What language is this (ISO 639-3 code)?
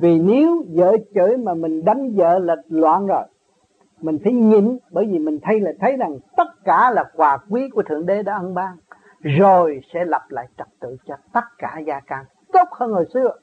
vie